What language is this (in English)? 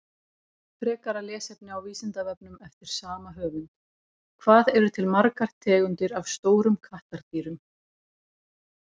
Icelandic